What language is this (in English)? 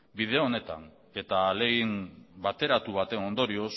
Basque